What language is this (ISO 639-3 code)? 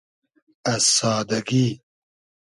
haz